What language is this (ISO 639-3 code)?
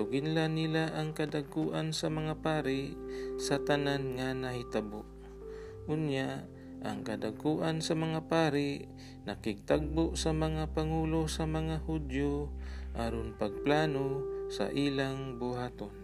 fil